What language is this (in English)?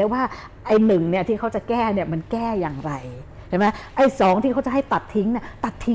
Thai